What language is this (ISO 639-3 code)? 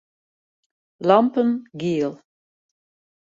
fry